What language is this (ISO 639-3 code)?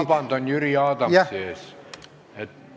est